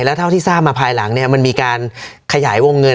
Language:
Thai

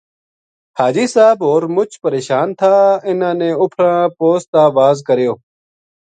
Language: Gujari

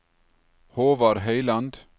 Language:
Norwegian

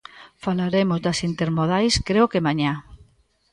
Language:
Galician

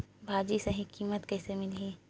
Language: Chhattisgarhi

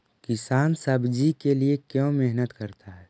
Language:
Magahi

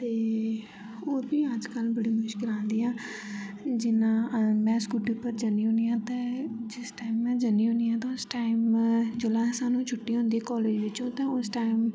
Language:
Dogri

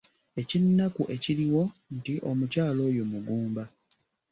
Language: Ganda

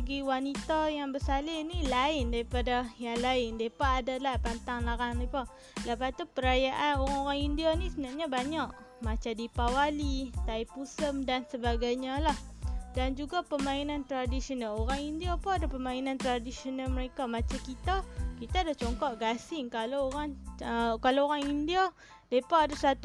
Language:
Malay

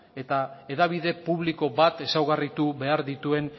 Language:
Basque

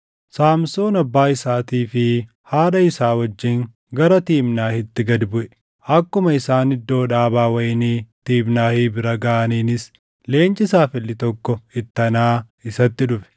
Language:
Oromo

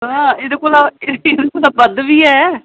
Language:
Dogri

